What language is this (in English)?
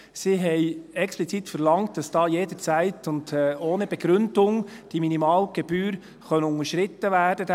Swiss German